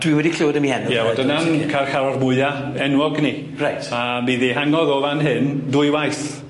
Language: Welsh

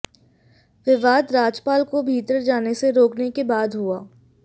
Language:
Hindi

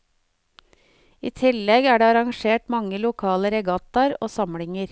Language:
Norwegian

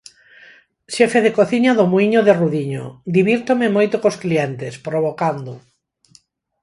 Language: Galician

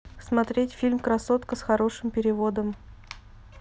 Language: Russian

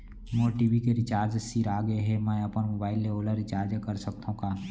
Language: Chhattisgarhi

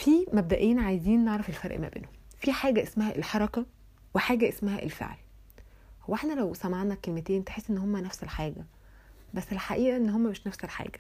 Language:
Arabic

